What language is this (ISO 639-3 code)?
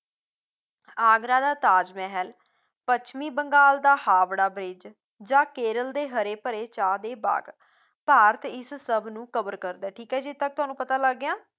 pan